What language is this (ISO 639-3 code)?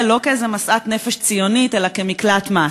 heb